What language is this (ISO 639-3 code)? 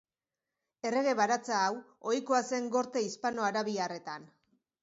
eus